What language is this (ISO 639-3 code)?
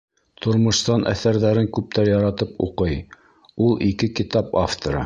bak